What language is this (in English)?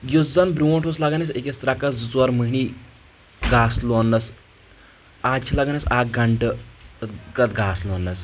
Kashmiri